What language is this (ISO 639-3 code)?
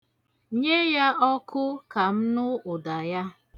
ibo